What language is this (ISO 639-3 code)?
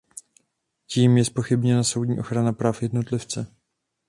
ces